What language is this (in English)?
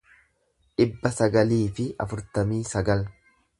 Oromo